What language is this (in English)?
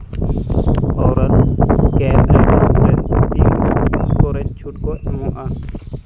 Santali